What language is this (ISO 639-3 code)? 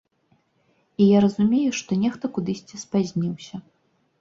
bel